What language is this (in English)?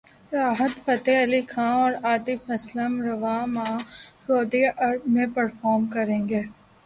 Urdu